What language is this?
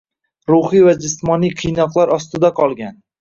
Uzbek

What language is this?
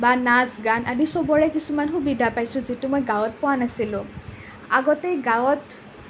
Assamese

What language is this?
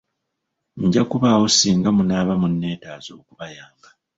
Ganda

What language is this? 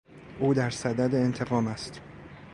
Persian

